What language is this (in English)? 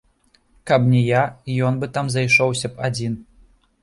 Belarusian